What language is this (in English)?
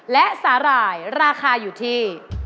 Thai